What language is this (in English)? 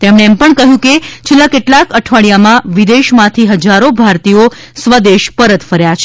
Gujarati